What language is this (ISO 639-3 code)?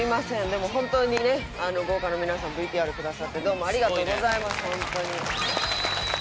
jpn